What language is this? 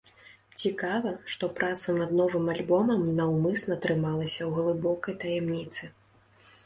Belarusian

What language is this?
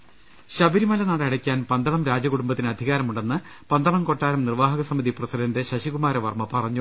Malayalam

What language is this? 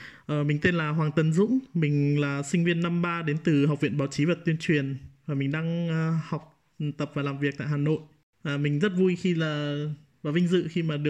Vietnamese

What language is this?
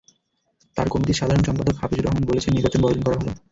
Bangla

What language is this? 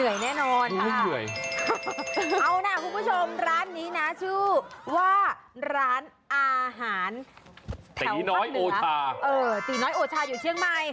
Thai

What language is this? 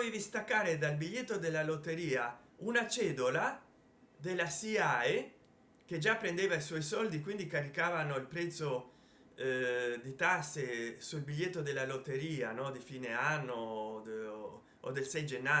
Italian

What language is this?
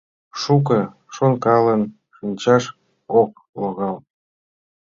Mari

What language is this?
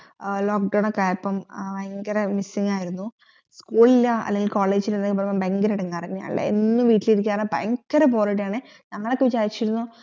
Malayalam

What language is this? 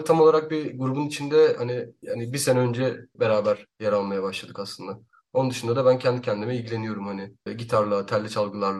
Turkish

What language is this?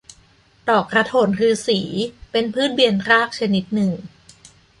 Thai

